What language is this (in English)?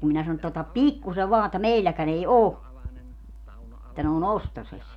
Finnish